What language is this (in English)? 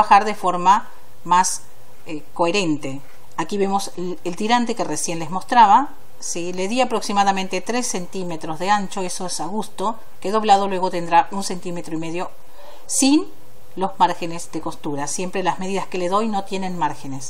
Spanish